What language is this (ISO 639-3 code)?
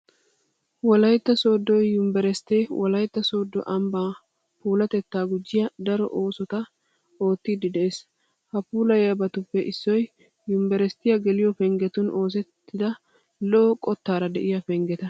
wal